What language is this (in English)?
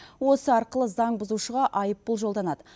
Kazakh